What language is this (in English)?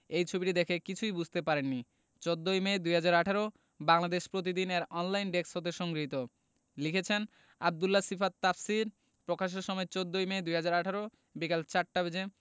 Bangla